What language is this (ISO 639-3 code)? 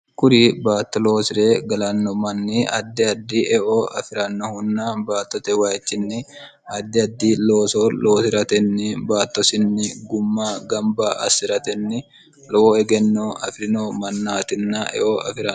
sid